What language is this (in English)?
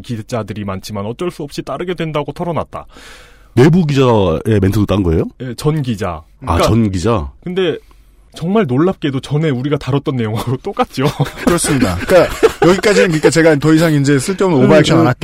Korean